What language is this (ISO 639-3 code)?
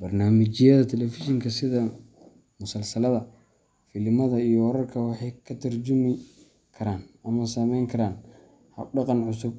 som